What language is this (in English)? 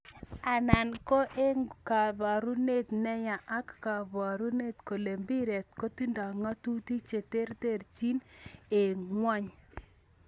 Kalenjin